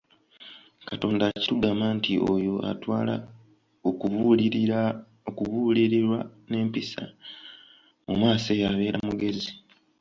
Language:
Ganda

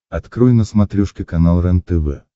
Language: Russian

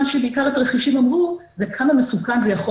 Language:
Hebrew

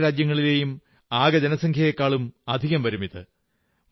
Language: Malayalam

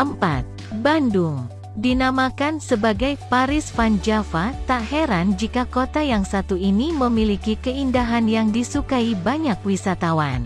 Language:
Indonesian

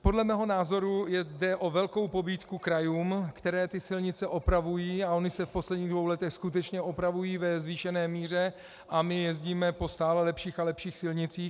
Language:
Czech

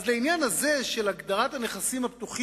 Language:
Hebrew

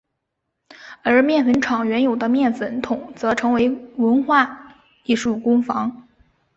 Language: Chinese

